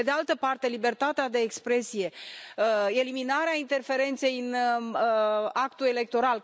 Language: Romanian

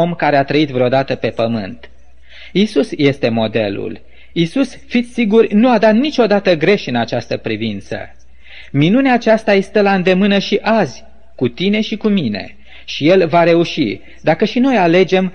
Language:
Romanian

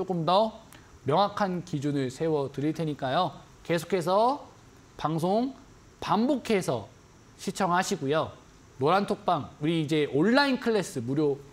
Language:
Korean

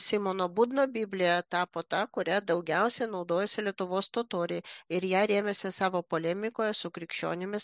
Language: Lithuanian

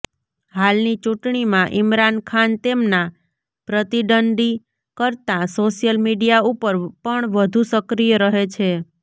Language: Gujarati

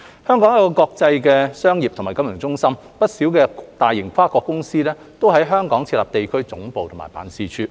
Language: Cantonese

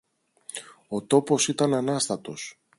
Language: Greek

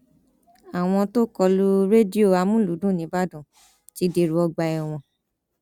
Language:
Yoruba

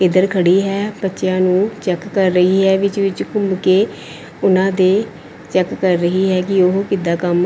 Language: Punjabi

